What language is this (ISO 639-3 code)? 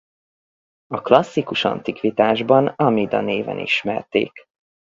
hun